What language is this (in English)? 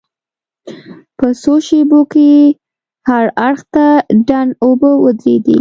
Pashto